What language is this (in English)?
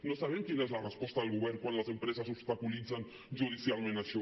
Catalan